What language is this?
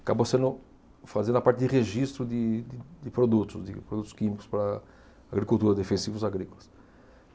Portuguese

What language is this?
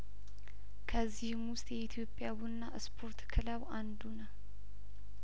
Amharic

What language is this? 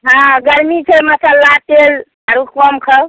Maithili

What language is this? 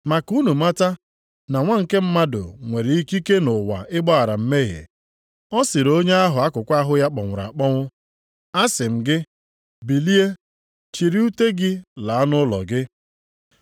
Igbo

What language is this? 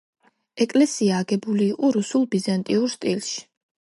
Georgian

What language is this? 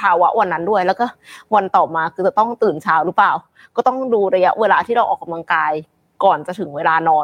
Thai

